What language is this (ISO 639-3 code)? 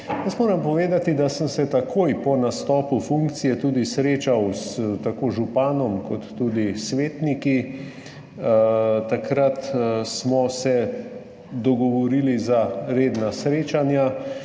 slv